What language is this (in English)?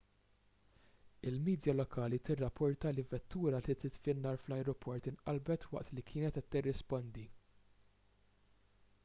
Maltese